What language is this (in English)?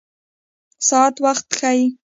Pashto